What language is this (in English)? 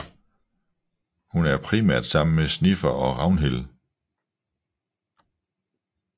Danish